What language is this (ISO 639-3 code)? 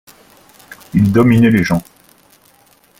fra